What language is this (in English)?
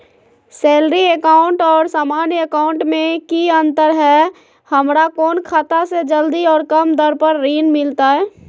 Magahi